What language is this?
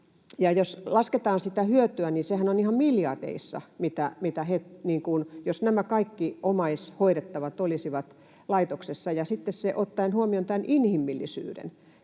Finnish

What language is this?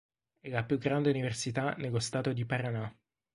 Italian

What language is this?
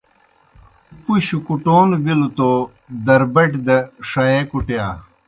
Kohistani Shina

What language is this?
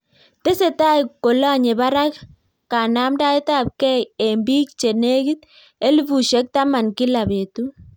Kalenjin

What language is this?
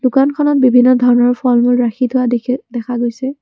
Assamese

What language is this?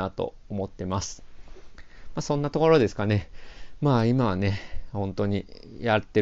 Japanese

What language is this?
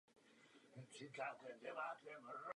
Czech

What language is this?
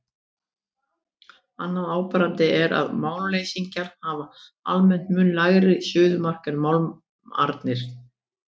Icelandic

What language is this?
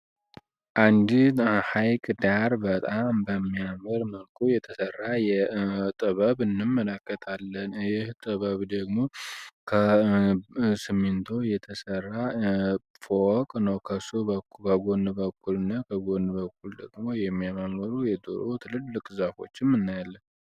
Amharic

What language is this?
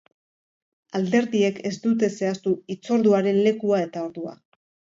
Basque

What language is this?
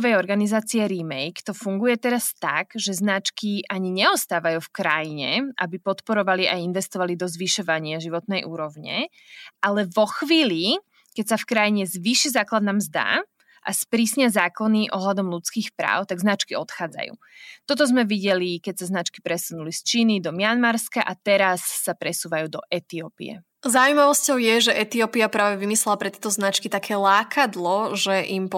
Slovak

